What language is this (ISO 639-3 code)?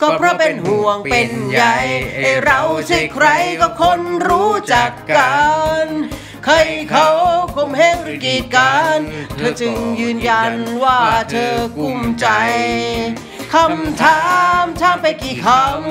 tha